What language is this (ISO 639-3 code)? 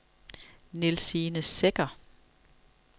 dan